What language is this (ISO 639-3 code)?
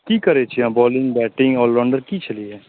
mai